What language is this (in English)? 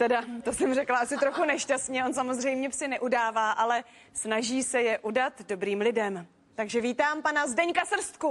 Czech